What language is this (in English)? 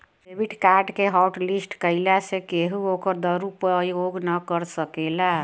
Bhojpuri